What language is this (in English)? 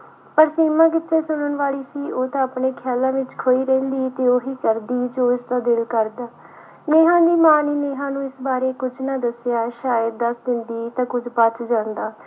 Punjabi